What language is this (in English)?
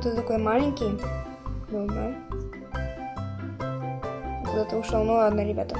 Russian